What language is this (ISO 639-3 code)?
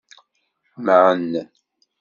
kab